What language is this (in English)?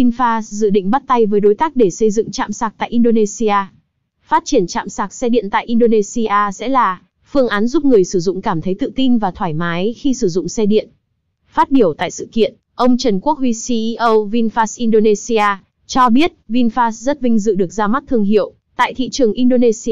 Vietnamese